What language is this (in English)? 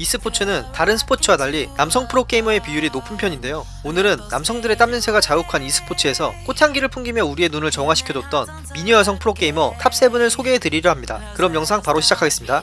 Korean